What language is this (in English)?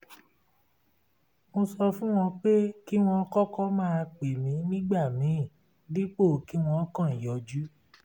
Yoruba